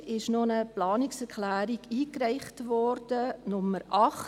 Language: Swiss German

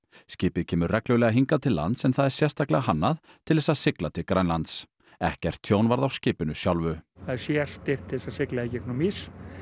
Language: Icelandic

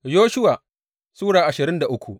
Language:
Hausa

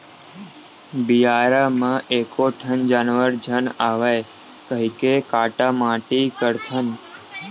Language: Chhattisgarhi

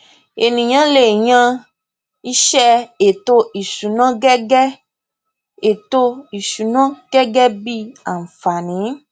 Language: Yoruba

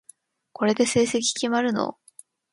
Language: Japanese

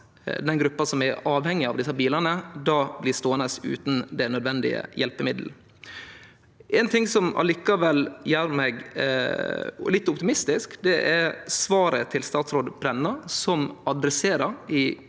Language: Norwegian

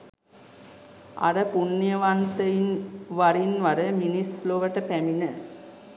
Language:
Sinhala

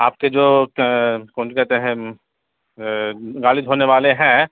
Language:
Urdu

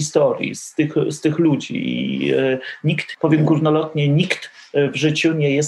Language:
Polish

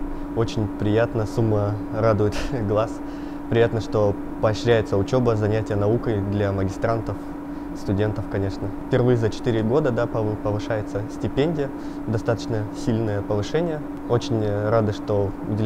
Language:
Russian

